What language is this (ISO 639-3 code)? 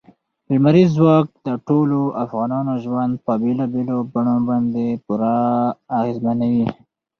pus